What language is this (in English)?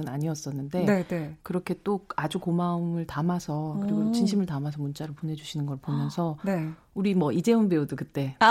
Korean